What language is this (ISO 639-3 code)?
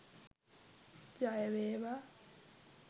sin